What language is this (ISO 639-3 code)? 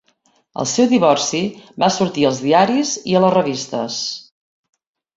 cat